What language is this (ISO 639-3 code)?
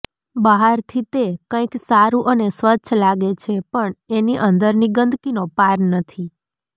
guj